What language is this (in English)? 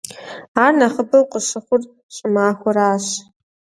Kabardian